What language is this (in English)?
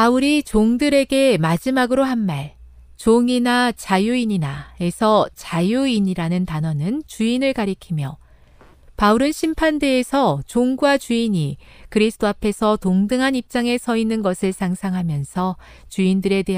Korean